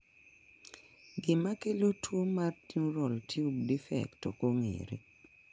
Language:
Luo (Kenya and Tanzania)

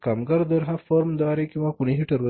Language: Marathi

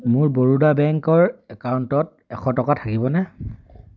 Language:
Assamese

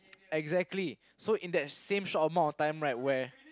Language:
English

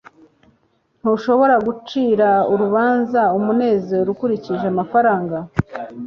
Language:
Kinyarwanda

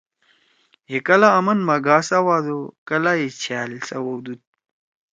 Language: Torwali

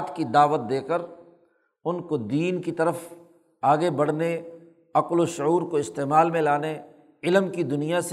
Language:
Urdu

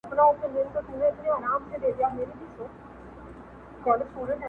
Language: Pashto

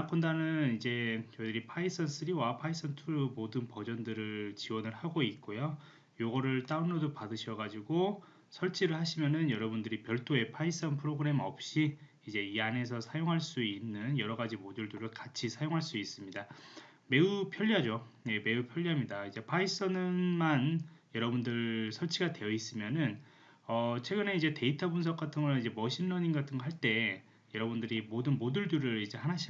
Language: Korean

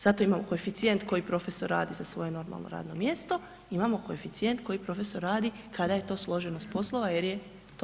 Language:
Croatian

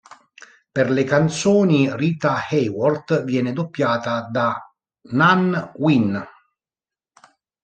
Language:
Italian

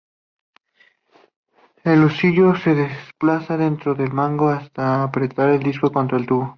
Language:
Spanish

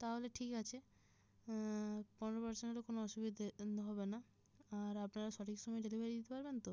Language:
Bangla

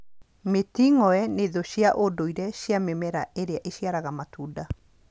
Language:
Kikuyu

